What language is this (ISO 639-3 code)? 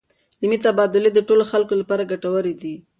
pus